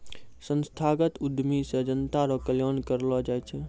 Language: Maithili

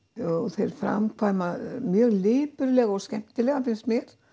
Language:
Icelandic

